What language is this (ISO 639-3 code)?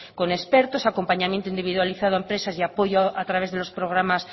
spa